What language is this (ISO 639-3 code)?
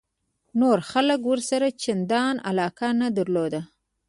pus